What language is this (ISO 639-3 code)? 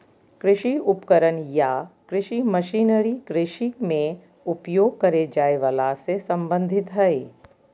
mag